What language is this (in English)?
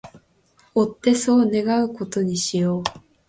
Japanese